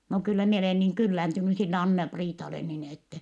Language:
Finnish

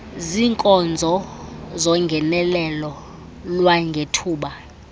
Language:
Xhosa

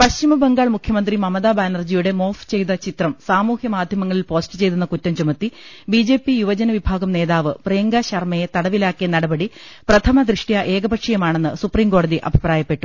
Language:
Malayalam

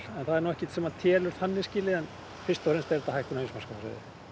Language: Icelandic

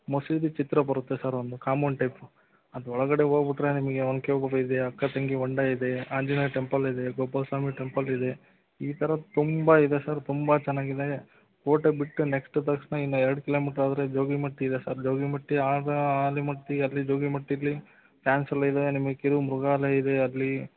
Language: Kannada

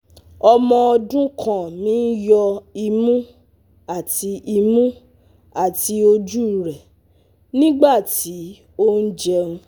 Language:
Yoruba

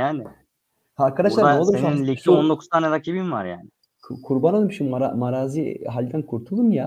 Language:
Turkish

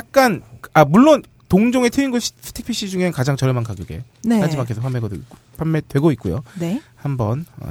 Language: Korean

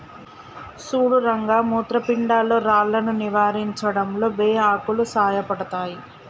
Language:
Telugu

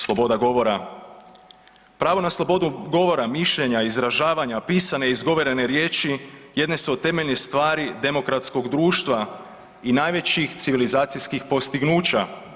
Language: Croatian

